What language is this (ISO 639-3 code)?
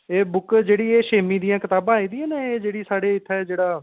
doi